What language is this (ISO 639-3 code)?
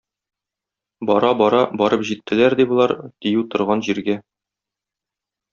tat